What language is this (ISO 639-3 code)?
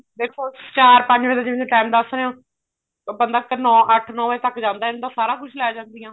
pan